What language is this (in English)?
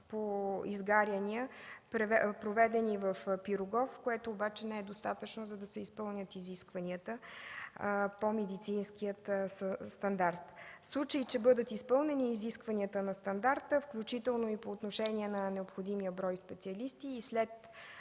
Bulgarian